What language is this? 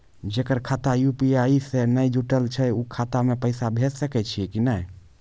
Maithili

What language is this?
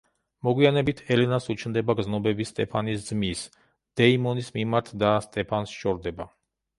Georgian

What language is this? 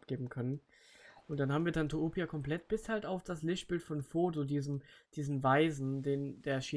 German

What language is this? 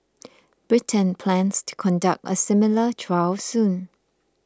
English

